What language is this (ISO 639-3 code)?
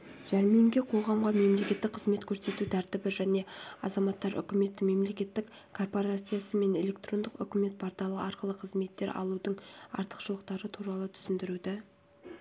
kaz